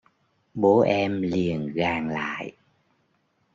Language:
Vietnamese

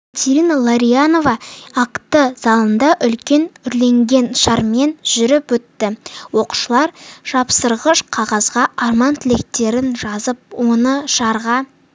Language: Kazakh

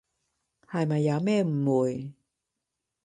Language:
Cantonese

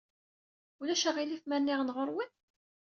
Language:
Kabyle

